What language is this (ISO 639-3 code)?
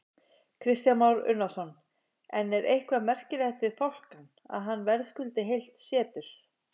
isl